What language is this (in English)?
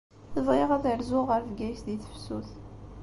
Kabyle